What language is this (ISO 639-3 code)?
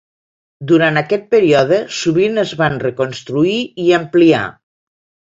cat